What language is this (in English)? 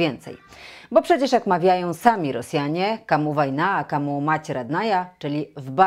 Polish